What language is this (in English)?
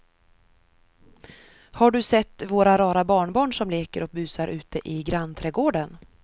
Swedish